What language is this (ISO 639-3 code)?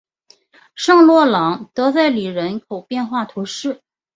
zho